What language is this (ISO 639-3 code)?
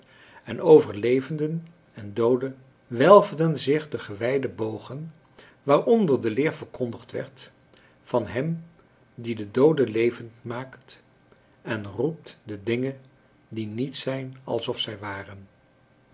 nld